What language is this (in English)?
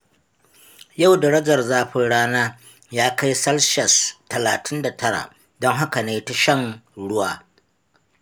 Hausa